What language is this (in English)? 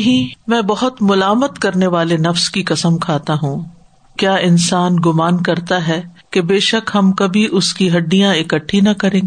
Urdu